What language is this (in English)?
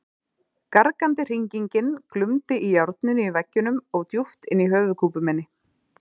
Icelandic